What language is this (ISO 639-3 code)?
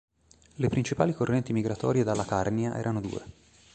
ita